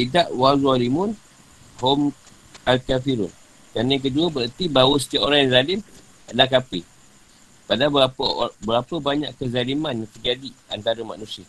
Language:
Malay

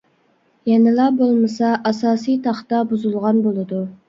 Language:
Uyghur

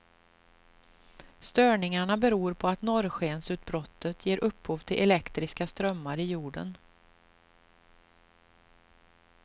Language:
Swedish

